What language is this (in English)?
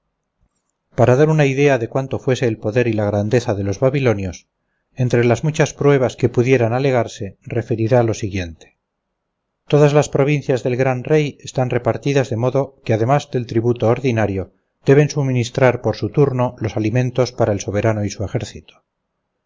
Spanish